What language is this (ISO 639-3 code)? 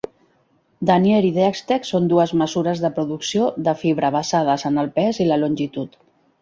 cat